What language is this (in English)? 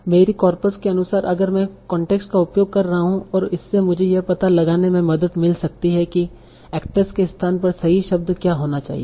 Hindi